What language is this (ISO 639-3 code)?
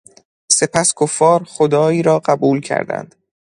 fas